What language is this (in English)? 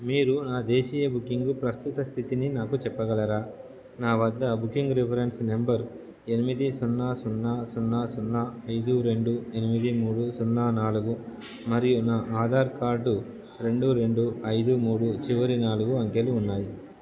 Telugu